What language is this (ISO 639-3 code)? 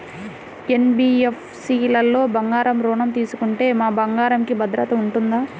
tel